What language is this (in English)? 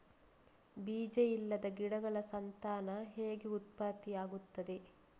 Kannada